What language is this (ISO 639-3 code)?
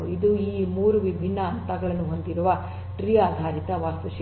kan